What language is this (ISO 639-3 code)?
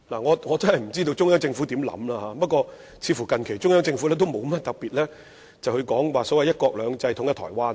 yue